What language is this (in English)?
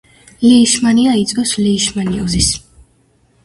Georgian